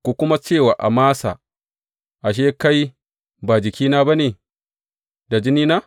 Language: Hausa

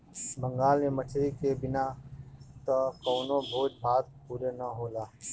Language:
Bhojpuri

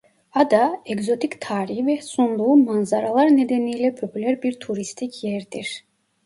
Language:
Turkish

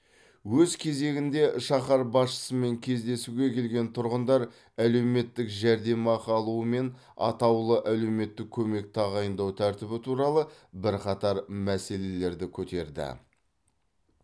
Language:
Kazakh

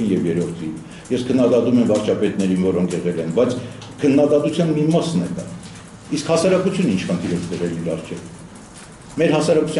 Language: Romanian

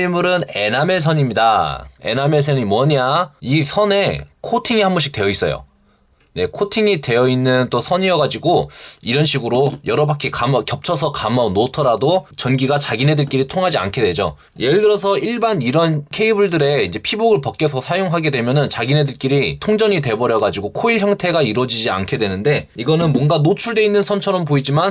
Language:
Korean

